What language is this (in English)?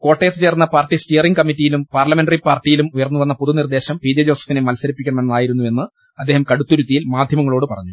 Malayalam